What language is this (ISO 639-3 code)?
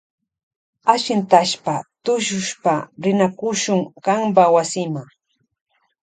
qvj